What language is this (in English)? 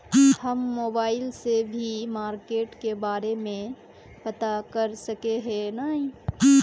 Magahi